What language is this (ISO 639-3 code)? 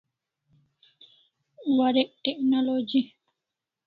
kls